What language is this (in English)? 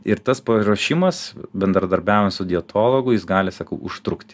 Lithuanian